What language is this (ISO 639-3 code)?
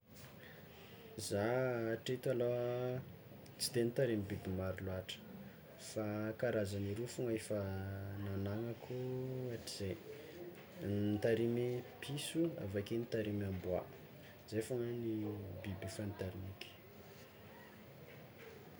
xmw